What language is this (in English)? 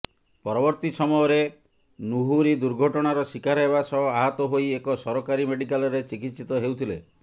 Odia